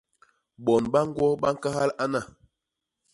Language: Basaa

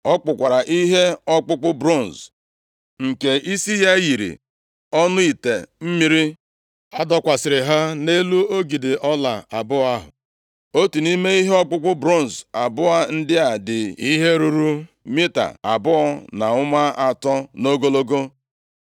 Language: Igbo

